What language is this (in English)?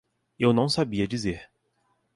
Portuguese